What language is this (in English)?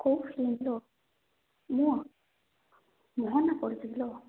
Odia